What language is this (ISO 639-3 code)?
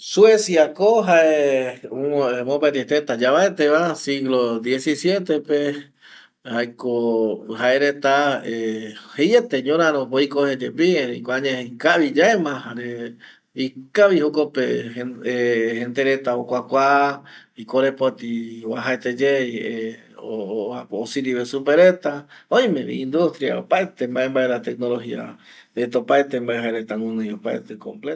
gui